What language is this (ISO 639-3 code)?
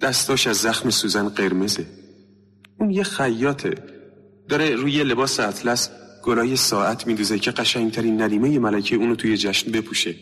fas